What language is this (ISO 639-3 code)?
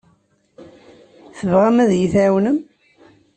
kab